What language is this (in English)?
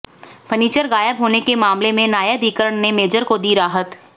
Hindi